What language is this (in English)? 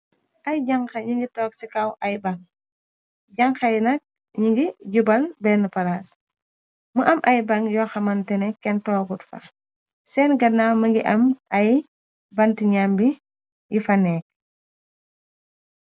Wolof